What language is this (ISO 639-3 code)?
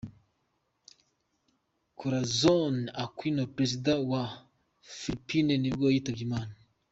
kin